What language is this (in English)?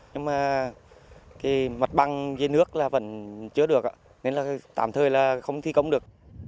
Vietnamese